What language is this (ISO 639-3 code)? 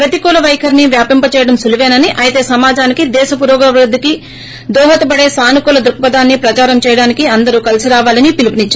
tel